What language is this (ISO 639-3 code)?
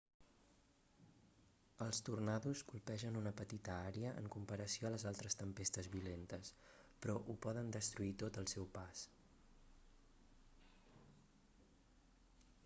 cat